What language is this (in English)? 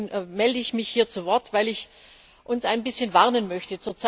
German